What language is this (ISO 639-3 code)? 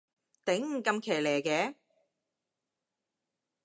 yue